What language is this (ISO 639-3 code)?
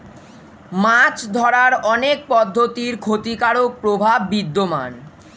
ben